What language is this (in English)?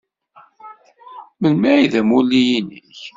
Kabyle